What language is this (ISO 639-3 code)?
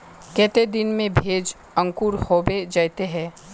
mag